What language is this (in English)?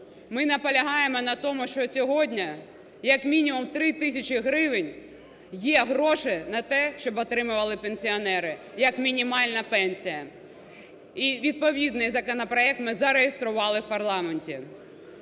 Ukrainian